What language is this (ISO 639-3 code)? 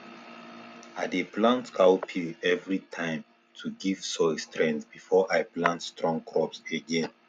pcm